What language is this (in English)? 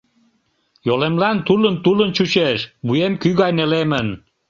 Mari